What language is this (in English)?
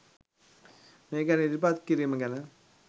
Sinhala